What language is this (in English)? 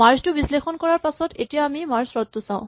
Assamese